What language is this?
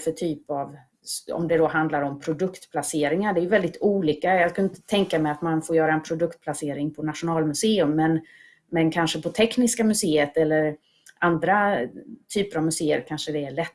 Swedish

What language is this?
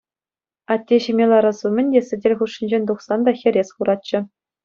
Chuvash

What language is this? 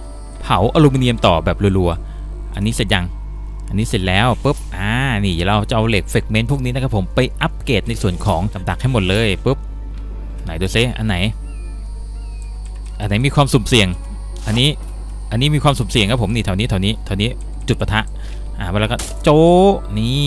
Thai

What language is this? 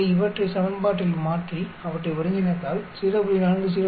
Tamil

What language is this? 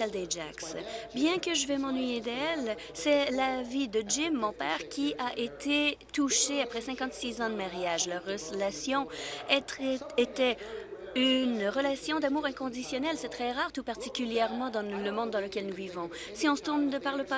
French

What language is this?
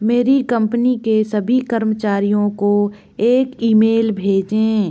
Hindi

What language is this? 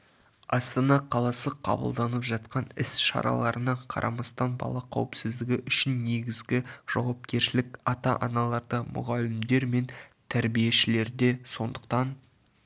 Kazakh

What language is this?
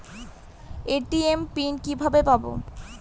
Bangla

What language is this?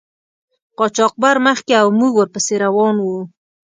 Pashto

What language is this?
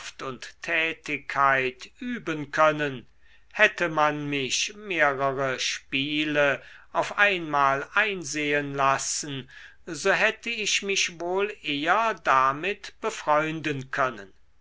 German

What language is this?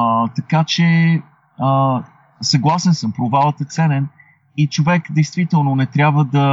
Bulgarian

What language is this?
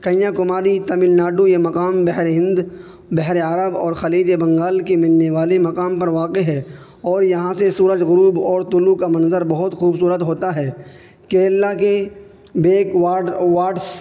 Urdu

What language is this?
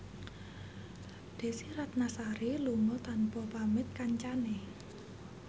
Javanese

